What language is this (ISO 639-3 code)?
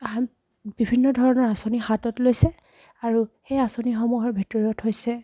asm